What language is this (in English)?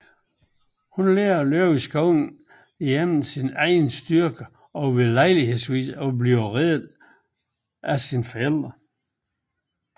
Danish